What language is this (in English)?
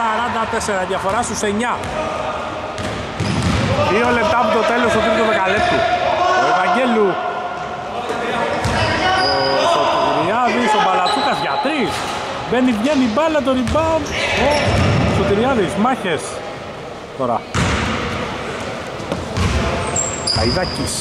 Greek